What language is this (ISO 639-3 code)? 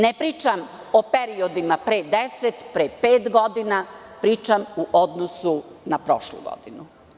srp